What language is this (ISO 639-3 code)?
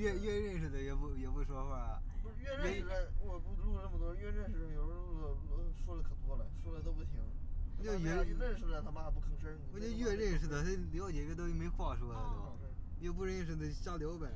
zho